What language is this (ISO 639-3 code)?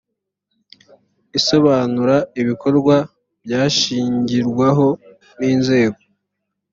kin